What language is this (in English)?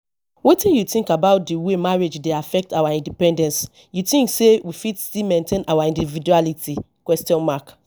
Nigerian Pidgin